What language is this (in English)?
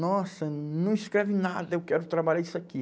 Portuguese